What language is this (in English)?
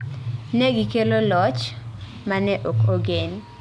Luo (Kenya and Tanzania)